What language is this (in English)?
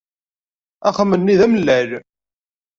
Kabyle